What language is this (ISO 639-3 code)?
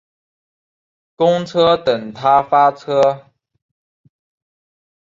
zho